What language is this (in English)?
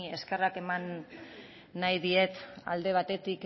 Basque